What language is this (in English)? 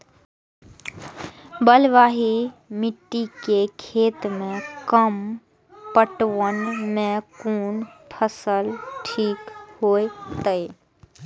Maithili